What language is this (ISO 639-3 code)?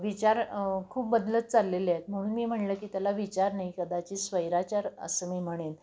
mar